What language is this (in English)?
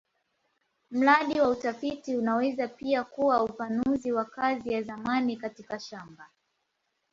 Swahili